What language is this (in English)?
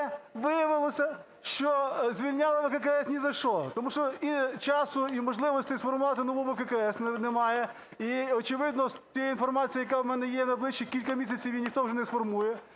Ukrainian